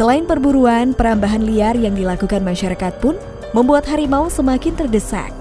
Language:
Indonesian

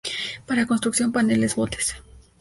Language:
Spanish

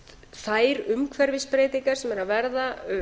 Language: Icelandic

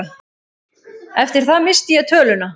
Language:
Icelandic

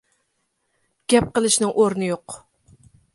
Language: Uyghur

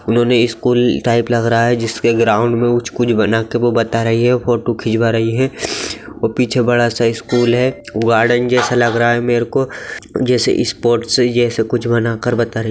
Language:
Magahi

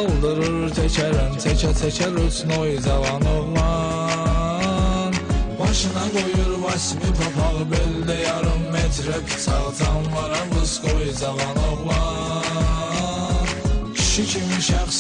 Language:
Turkish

